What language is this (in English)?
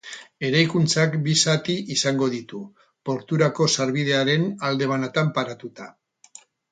Basque